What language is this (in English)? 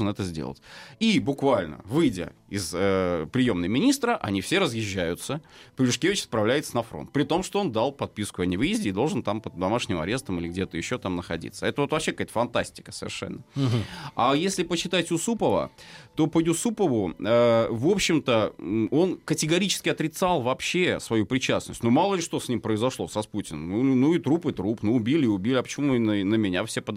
Russian